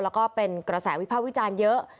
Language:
Thai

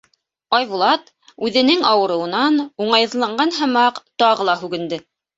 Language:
Bashkir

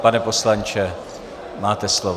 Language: Czech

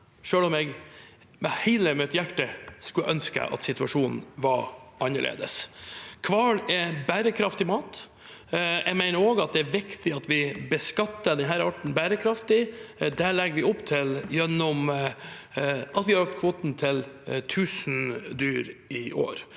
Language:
Norwegian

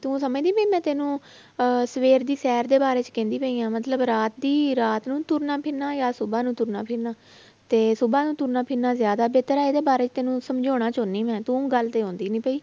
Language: Punjabi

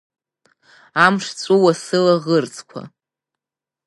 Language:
Abkhazian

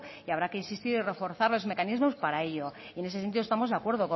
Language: Spanish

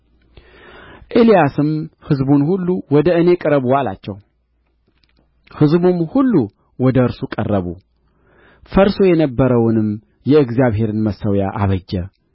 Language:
Amharic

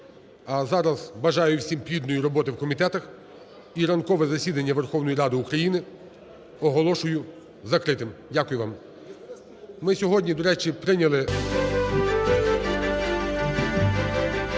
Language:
Ukrainian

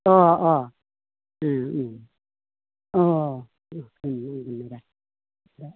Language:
Bodo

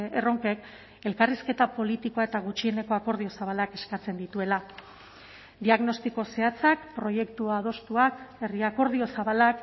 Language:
Basque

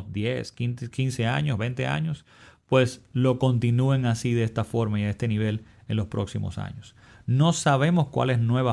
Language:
Spanish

